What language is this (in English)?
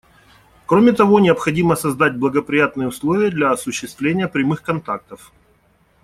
Russian